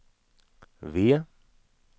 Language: Swedish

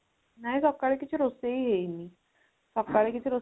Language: Odia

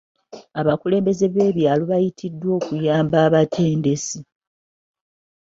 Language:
Ganda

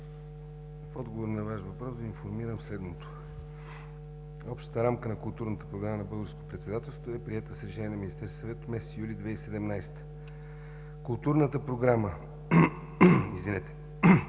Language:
Bulgarian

